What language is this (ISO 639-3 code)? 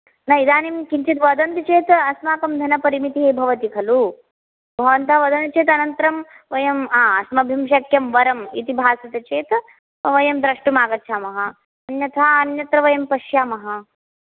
san